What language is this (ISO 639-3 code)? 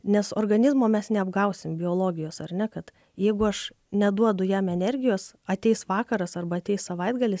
lit